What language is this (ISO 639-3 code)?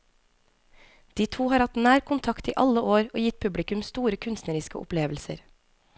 nor